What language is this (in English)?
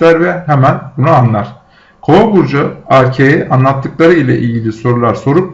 Turkish